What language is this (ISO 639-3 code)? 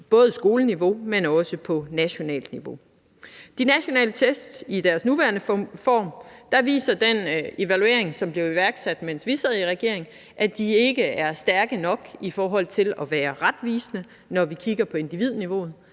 dan